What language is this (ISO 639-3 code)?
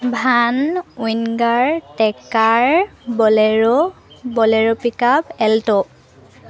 asm